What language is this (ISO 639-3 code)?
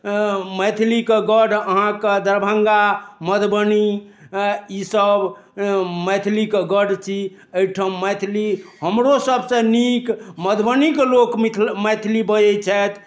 mai